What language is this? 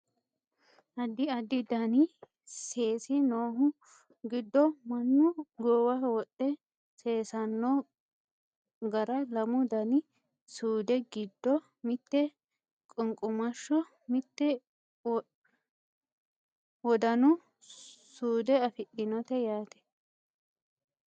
Sidamo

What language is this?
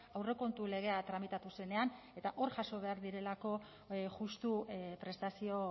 Basque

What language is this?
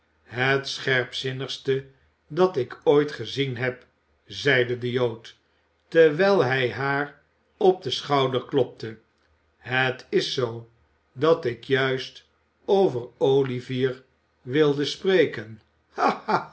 Dutch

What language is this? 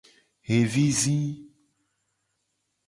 Gen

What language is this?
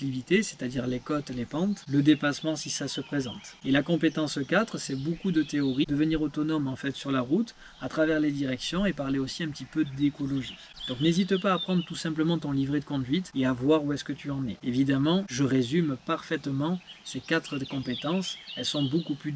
French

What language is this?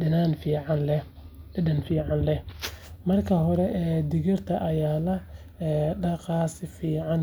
Somali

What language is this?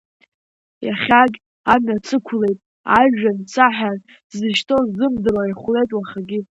Abkhazian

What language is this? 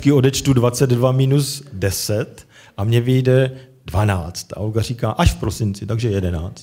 Czech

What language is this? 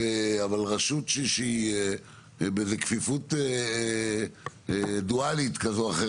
Hebrew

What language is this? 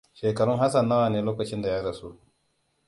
Hausa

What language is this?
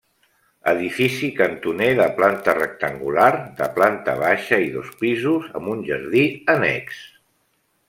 Catalan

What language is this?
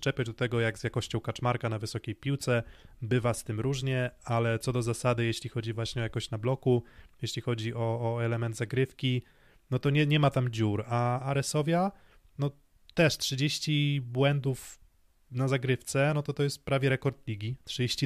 Polish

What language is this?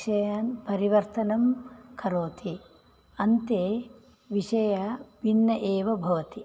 Sanskrit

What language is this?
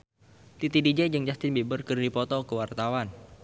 Sundanese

